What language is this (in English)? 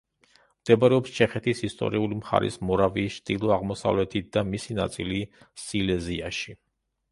Georgian